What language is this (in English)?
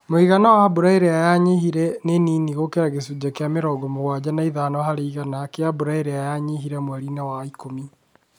Kikuyu